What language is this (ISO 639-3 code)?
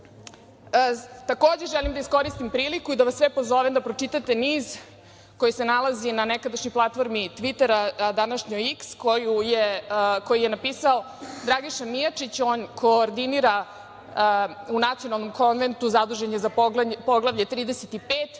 srp